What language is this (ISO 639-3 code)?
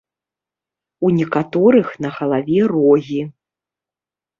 bel